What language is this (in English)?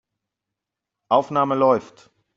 German